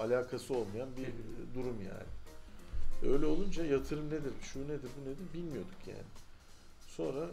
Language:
Turkish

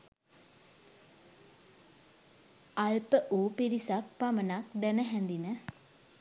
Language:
Sinhala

